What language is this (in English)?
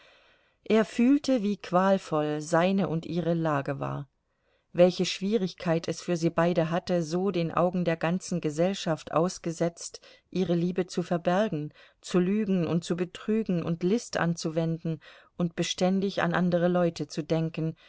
German